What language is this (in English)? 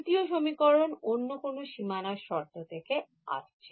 Bangla